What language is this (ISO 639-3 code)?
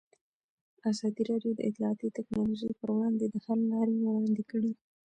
pus